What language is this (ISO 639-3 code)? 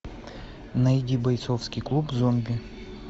rus